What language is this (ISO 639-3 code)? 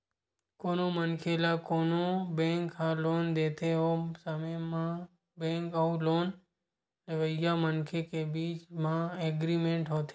hne